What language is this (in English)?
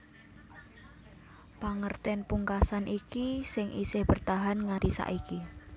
Javanese